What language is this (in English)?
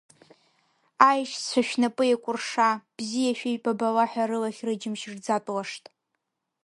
Abkhazian